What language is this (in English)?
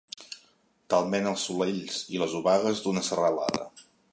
Catalan